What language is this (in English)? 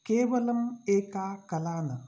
Sanskrit